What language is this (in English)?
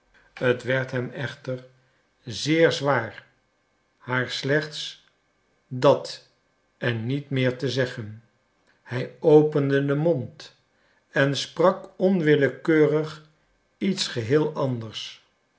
Dutch